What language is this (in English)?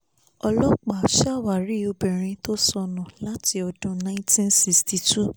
Yoruba